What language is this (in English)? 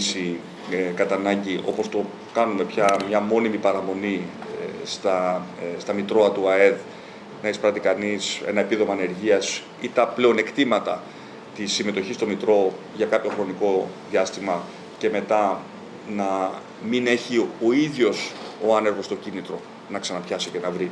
Greek